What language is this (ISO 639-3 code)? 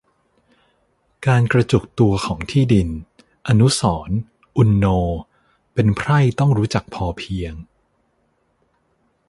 tha